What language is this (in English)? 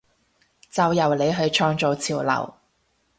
Cantonese